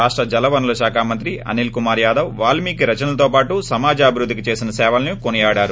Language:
Telugu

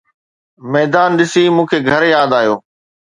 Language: Sindhi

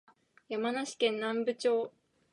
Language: Japanese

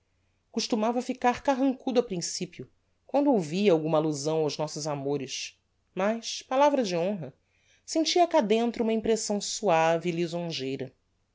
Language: Portuguese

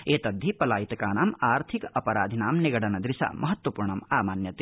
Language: Sanskrit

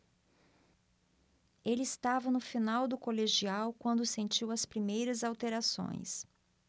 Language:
Portuguese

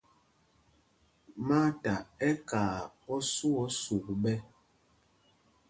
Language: Mpumpong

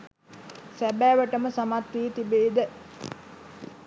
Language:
Sinhala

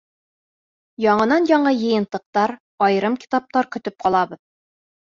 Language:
Bashkir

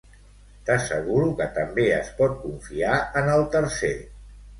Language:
Catalan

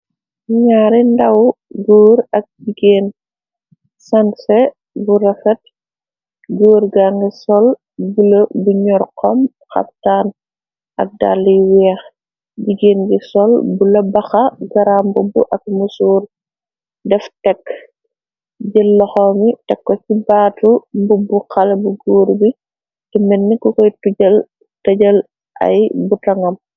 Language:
Wolof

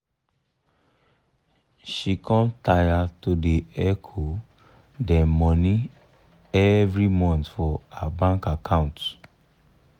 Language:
Nigerian Pidgin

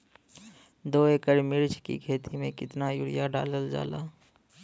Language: Bhojpuri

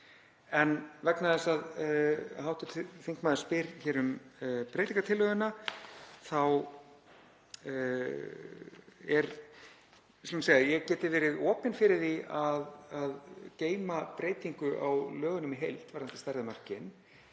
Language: Icelandic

